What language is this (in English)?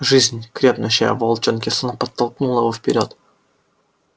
Russian